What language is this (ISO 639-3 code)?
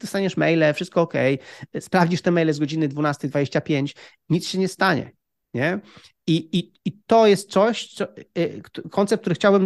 pol